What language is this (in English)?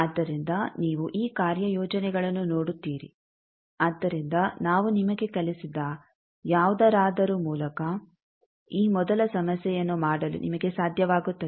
Kannada